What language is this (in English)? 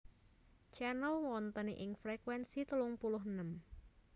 Javanese